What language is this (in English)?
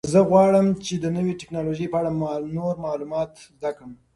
Pashto